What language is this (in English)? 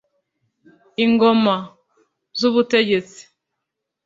Kinyarwanda